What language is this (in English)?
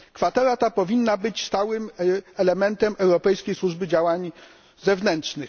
Polish